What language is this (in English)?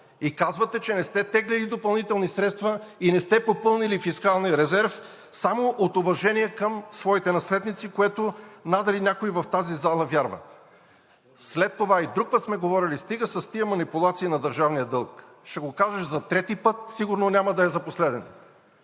Bulgarian